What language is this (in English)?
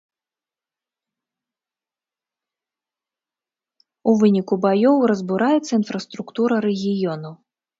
Belarusian